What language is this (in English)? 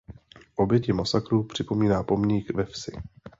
Czech